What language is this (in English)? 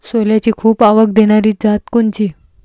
Marathi